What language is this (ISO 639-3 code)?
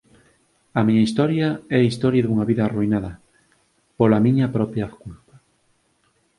glg